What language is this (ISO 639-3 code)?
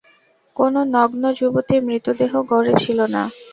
ben